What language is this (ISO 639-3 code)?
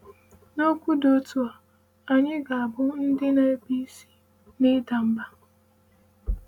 ibo